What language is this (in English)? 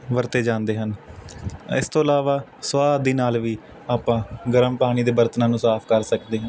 Punjabi